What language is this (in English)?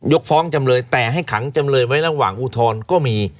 Thai